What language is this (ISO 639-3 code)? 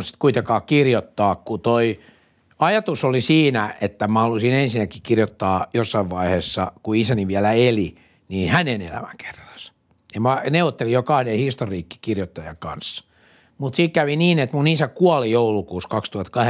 fin